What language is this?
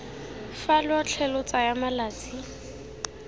Tswana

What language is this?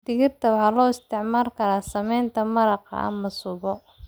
Somali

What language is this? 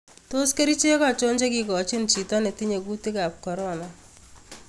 Kalenjin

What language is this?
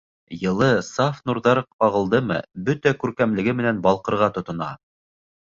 Bashkir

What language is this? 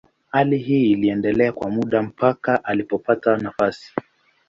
Swahili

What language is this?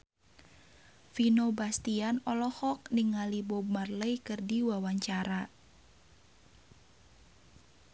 Sundanese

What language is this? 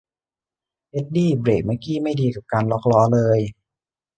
Thai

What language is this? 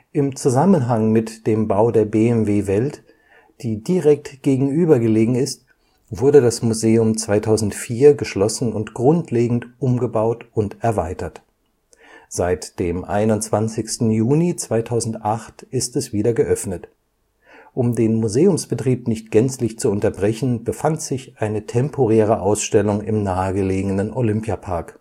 German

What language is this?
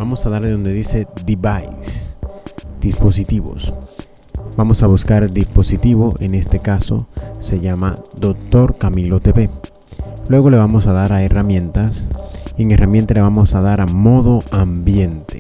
Spanish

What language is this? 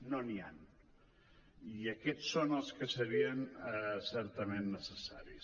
Catalan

